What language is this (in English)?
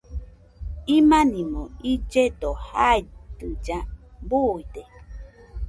Nüpode Huitoto